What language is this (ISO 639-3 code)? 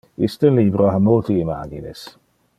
ina